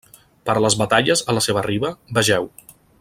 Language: Catalan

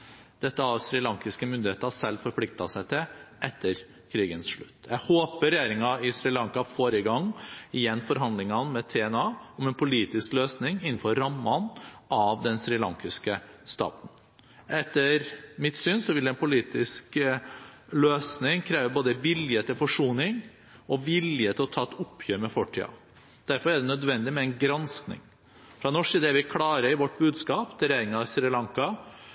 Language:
Norwegian Bokmål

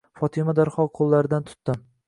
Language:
Uzbek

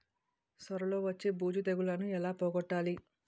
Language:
Telugu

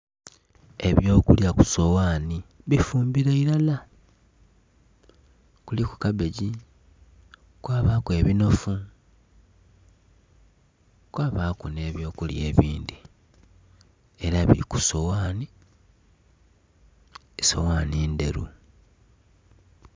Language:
Soga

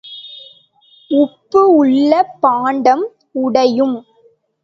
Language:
Tamil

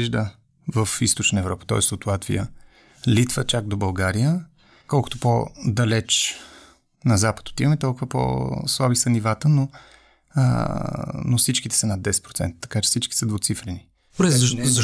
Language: Bulgarian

